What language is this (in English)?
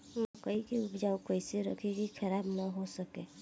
Bhojpuri